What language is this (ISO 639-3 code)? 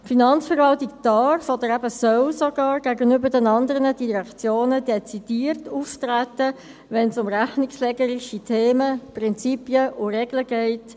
gsw